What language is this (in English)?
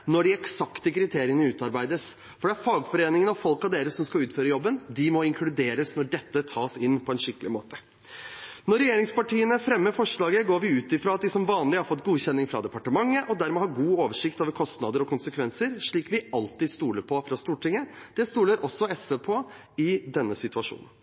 Norwegian Bokmål